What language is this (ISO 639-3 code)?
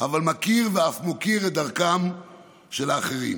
heb